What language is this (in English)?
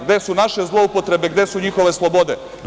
Serbian